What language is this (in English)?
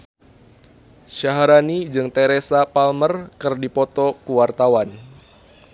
Sundanese